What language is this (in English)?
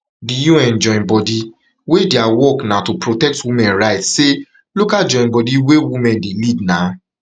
Nigerian Pidgin